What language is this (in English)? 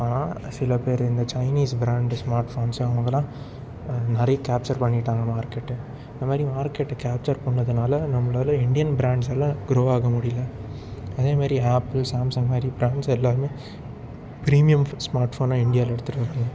Tamil